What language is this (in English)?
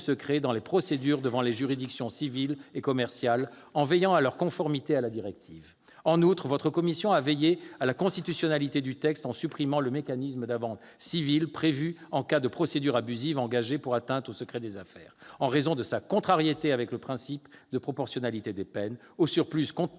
French